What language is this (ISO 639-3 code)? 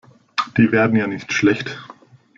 deu